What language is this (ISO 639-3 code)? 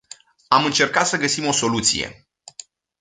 ron